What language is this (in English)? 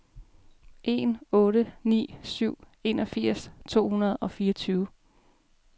Danish